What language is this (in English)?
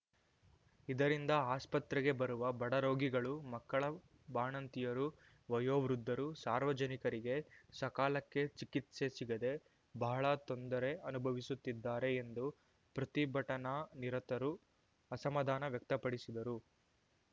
Kannada